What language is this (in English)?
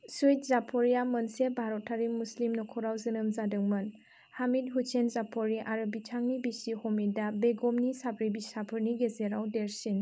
Bodo